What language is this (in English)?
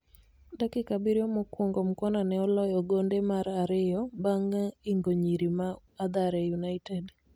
Luo (Kenya and Tanzania)